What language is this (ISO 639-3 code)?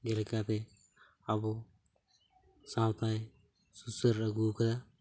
sat